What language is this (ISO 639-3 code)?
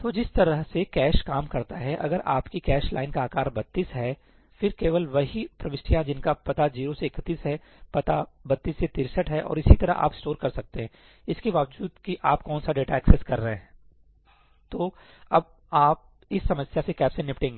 hin